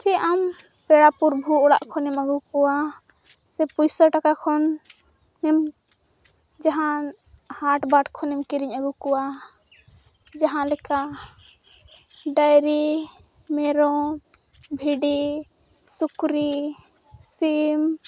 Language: Santali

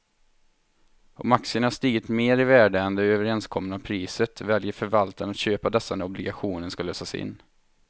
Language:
Swedish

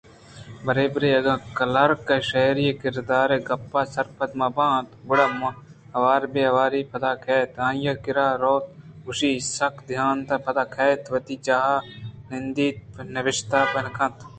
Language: Eastern Balochi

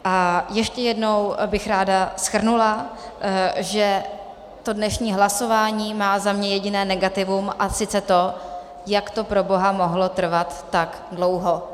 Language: Czech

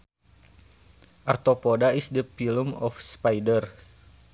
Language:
Sundanese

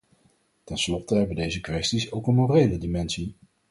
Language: Dutch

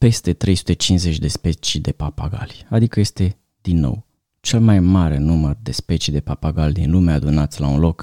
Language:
Romanian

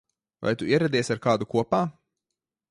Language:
Latvian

